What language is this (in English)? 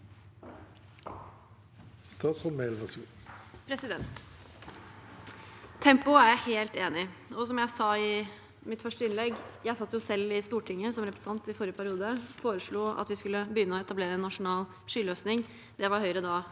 Norwegian